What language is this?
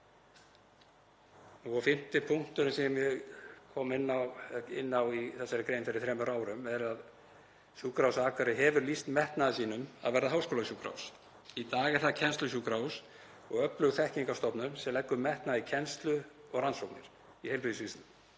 Icelandic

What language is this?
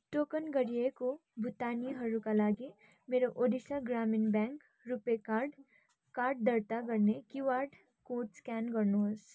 Nepali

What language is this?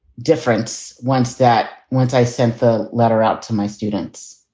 English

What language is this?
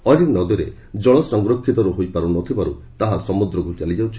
Odia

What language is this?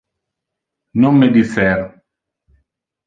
Interlingua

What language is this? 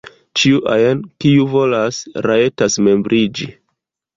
Esperanto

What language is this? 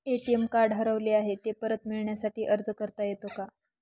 Marathi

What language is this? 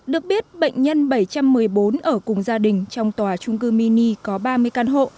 Vietnamese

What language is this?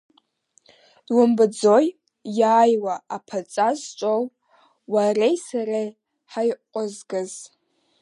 Abkhazian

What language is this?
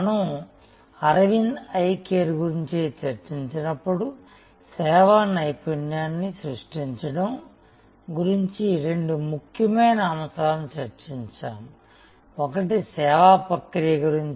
Telugu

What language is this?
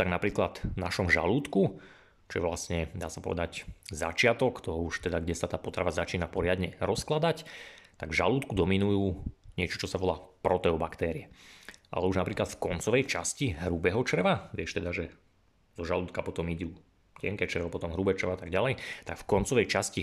Slovak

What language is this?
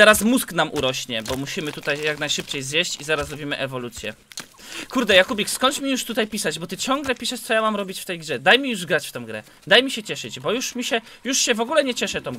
Polish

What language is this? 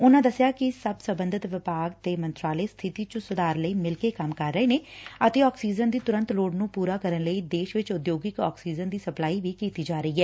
Punjabi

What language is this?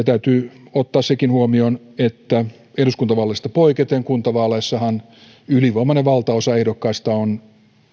Finnish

